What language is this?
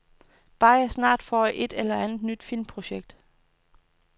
Danish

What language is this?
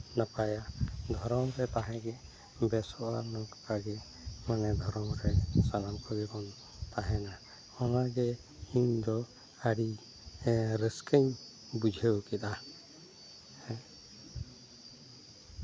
Santali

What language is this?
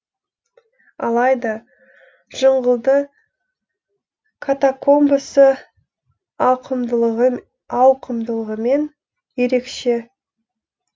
Kazakh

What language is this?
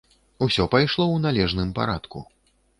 Belarusian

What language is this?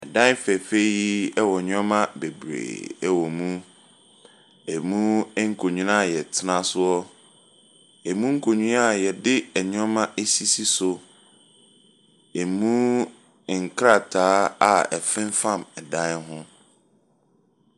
Akan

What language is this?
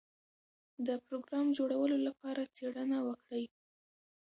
Pashto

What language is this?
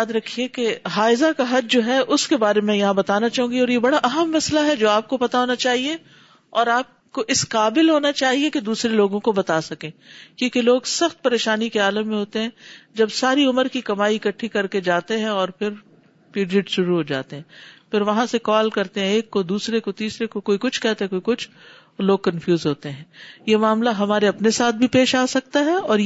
Urdu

